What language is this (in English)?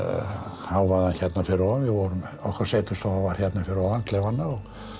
Icelandic